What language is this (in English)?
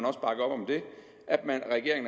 Danish